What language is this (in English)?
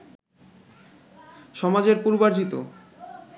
Bangla